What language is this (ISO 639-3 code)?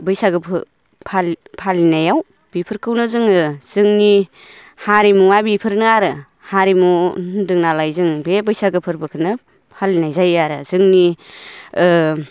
brx